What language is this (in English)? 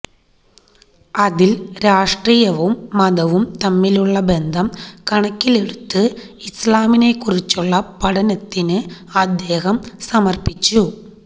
Malayalam